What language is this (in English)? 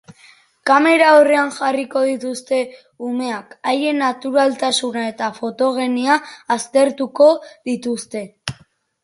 Basque